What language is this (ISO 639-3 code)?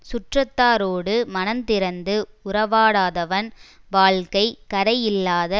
tam